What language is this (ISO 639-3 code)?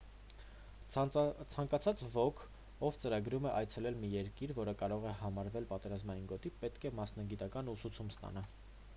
hye